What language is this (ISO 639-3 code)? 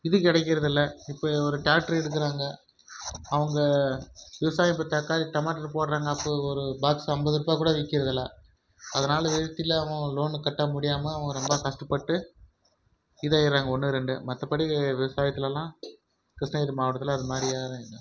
tam